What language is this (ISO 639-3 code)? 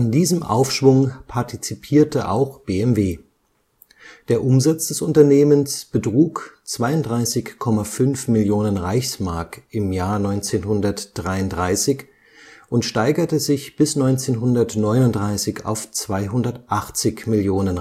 deu